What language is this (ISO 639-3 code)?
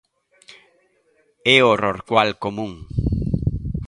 glg